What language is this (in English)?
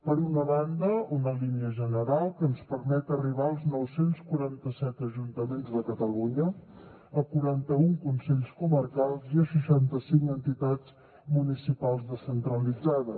Catalan